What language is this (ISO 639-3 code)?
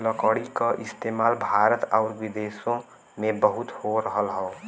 bho